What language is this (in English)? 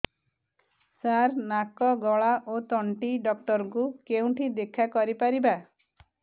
Odia